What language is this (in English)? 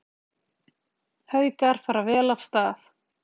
Icelandic